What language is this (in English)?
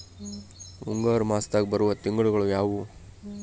Kannada